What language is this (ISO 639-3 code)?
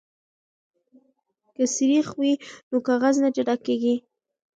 pus